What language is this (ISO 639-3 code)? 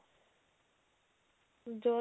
pan